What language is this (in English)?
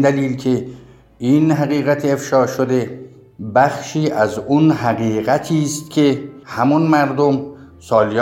Persian